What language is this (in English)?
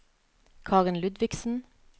Norwegian